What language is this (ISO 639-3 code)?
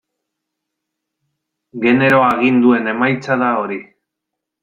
eus